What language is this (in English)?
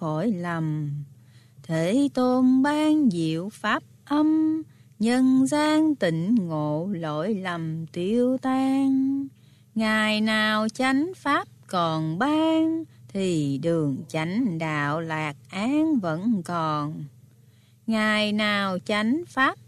Vietnamese